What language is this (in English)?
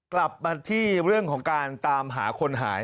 Thai